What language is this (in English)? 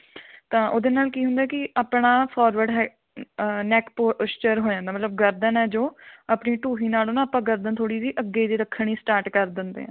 Punjabi